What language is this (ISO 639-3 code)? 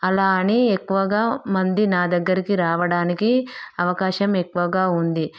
tel